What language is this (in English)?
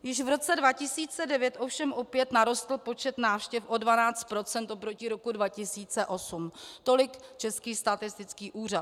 Czech